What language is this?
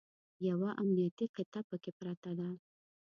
Pashto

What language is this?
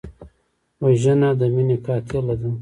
Pashto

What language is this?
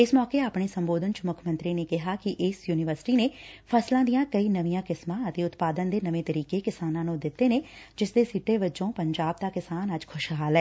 Punjabi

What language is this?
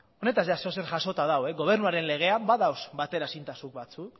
Basque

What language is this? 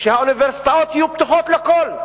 Hebrew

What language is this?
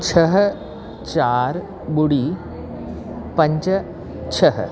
Sindhi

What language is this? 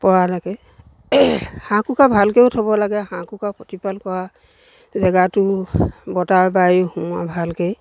Assamese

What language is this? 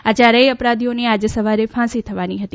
Gujarati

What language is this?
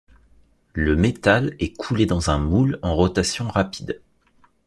French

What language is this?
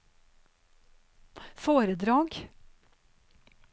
Norwegian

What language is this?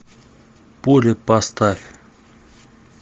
Russian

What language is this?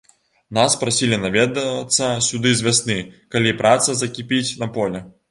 Belarusian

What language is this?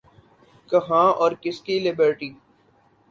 Urdu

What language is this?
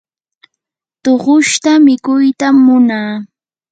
Yanahuanca Pasco Quechua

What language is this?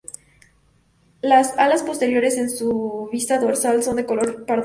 Spanish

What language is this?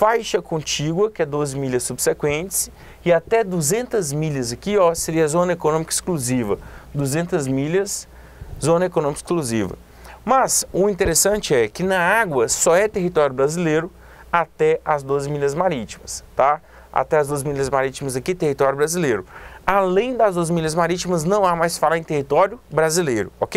Portuguese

